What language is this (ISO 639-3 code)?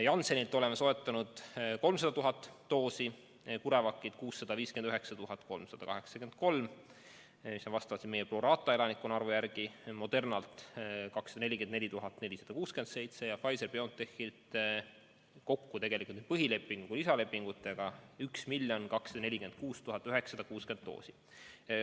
est